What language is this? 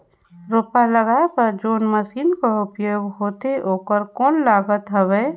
Chhattisgarhi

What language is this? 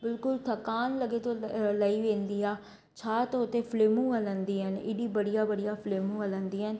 Sindhi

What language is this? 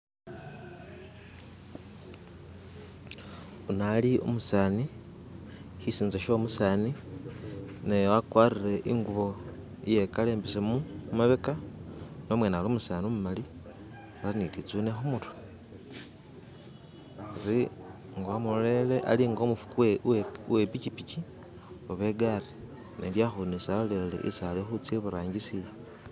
Masaaba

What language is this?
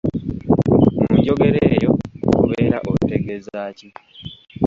Ganda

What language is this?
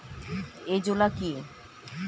Bangla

